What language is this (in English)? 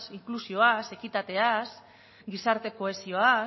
Basque